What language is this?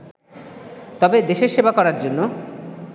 Bangla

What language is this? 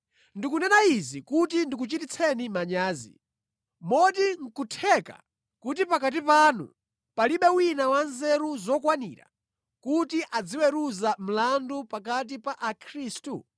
Nyanja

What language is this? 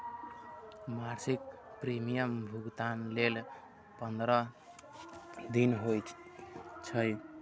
Maithili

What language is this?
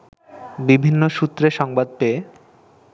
Bangla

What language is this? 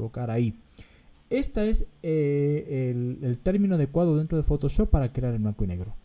Spanish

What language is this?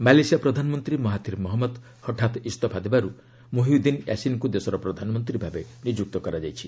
Odia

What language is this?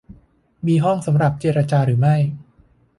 Thai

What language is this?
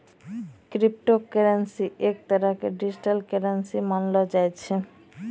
Maithili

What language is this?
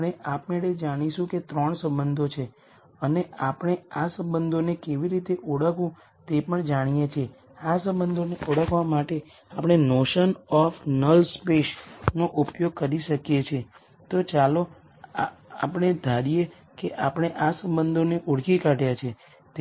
Gujarati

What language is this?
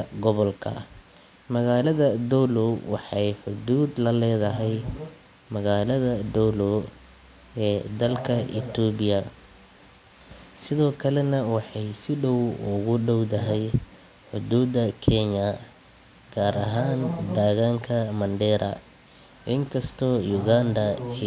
Somali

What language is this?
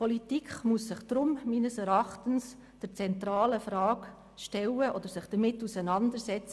Swiss German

